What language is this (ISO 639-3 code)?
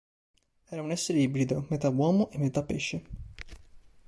ita